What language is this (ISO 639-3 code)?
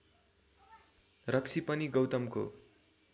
nep